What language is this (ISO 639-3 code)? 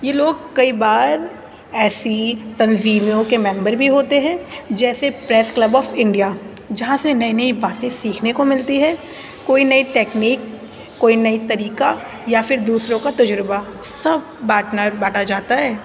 urd